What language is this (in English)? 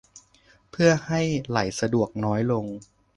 Thai